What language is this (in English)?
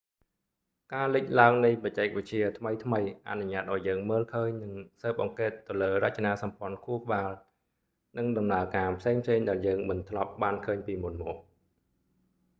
Khmer